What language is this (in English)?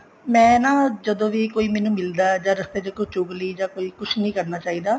Punjabi